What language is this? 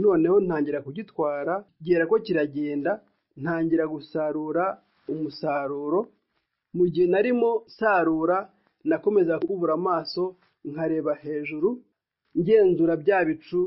Swahili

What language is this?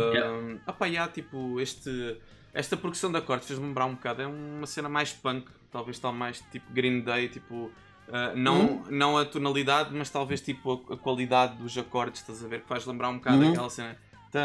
Portuguese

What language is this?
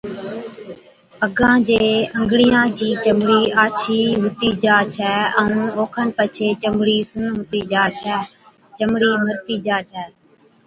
Od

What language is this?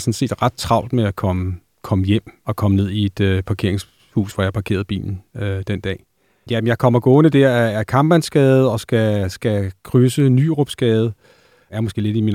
Danish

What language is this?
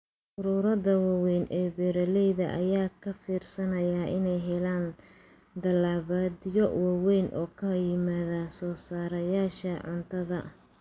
Somali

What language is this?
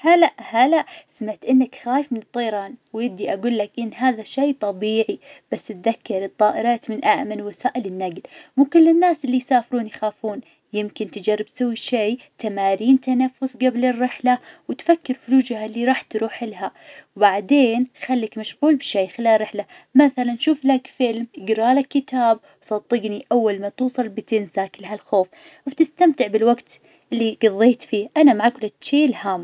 Najdi Arabic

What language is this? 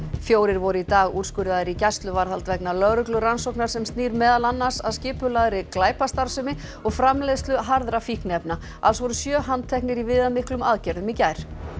Icelandic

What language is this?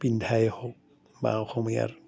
Assamese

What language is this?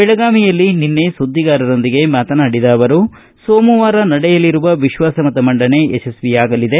Kannada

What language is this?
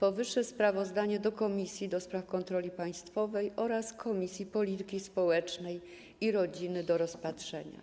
Polish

